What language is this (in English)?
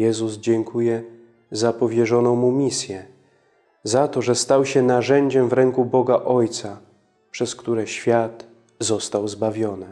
Polish